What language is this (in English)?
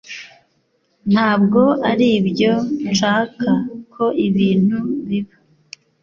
Kinyarwanda